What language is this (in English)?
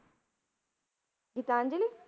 Punjabi